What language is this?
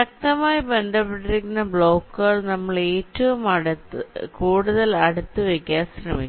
Malayalam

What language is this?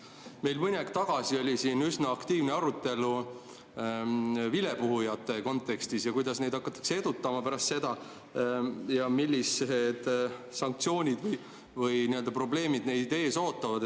Estonian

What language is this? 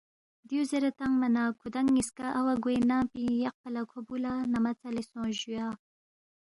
Balti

